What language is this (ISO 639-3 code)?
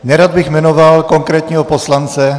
ces